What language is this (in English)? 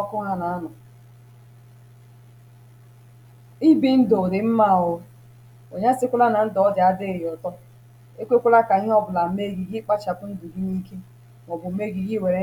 Igbo